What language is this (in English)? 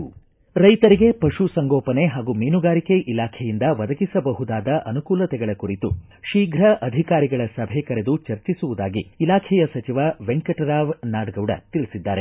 Kannada